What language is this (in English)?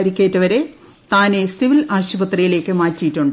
Malayalam